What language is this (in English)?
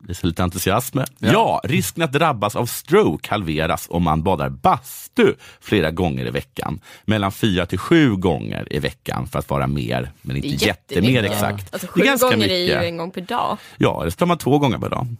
Swedish